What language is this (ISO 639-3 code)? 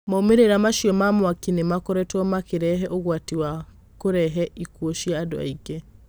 kik